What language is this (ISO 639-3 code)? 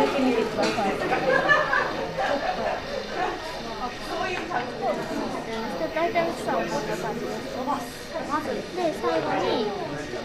jpn